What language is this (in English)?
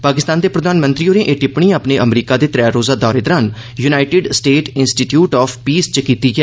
Dogri